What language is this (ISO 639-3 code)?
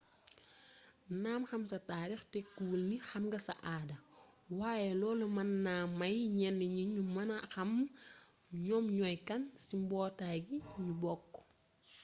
wol